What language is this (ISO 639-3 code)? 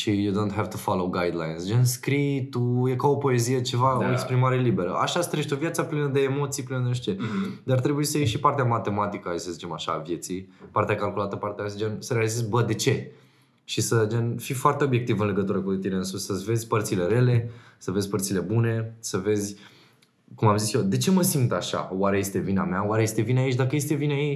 ron